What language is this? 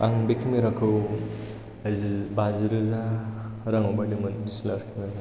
Bodo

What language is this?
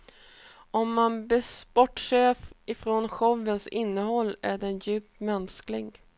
Swedish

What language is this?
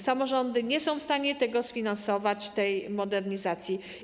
Polish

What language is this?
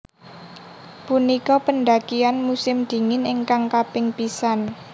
Javanese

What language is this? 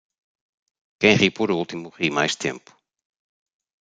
Portuguese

